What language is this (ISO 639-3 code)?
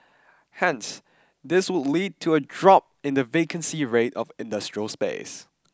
eng